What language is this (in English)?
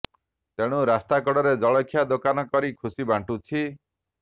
Odia